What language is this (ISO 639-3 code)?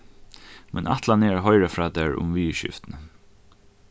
fao